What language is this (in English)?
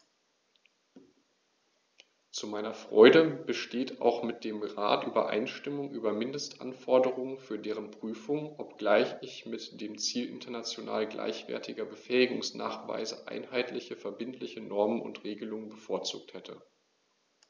German